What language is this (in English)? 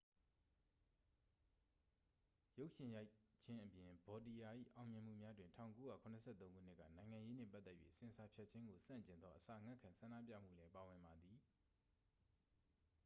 Burmese